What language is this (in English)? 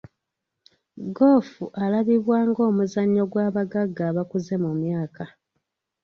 Ganda